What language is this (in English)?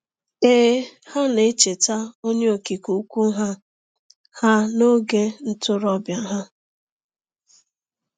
Igbo